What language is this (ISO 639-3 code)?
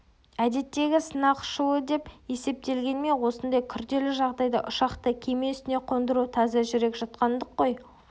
kaz